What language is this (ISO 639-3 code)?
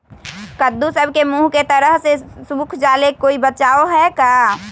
mag